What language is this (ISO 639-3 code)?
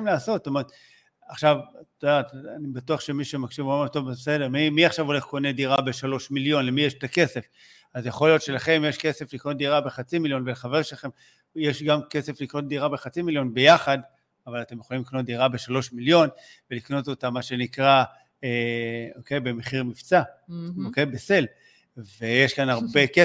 heb